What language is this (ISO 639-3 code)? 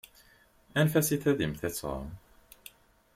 kab